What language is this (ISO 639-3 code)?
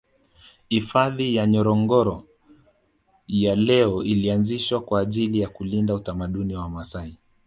swa